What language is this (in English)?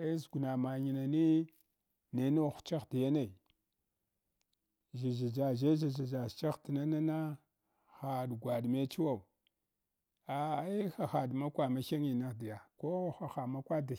Hwana